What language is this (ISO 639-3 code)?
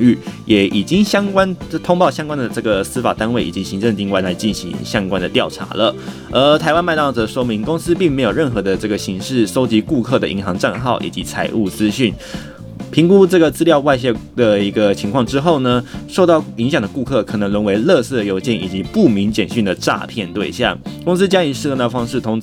zho